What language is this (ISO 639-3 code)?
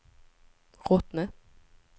swe